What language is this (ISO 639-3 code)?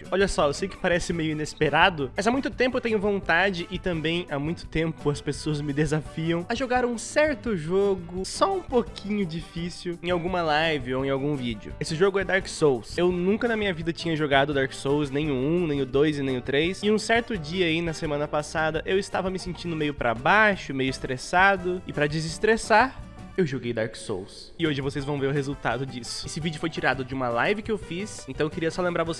por